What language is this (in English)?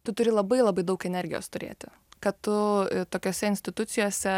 Lithuanian